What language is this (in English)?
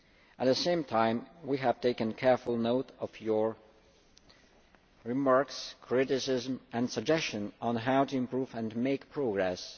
English